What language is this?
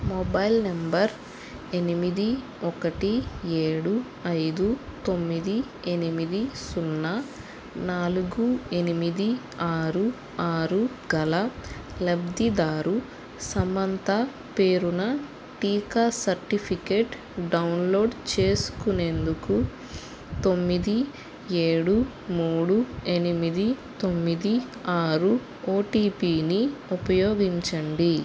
Telugu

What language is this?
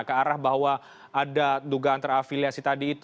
Indonesian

